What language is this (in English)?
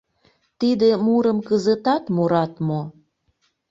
Mari